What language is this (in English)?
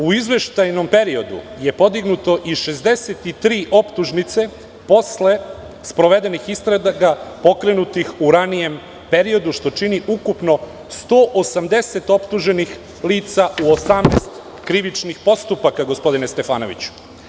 Serbian